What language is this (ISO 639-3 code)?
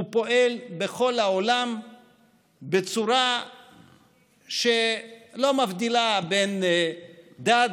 heb